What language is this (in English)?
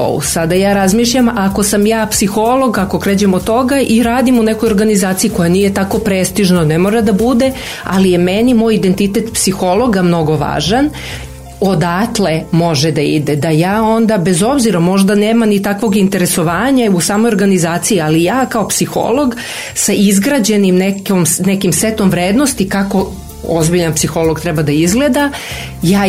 Croatian